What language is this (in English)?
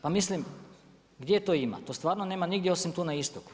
Croatian